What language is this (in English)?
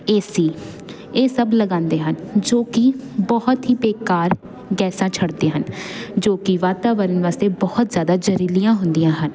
Punjabi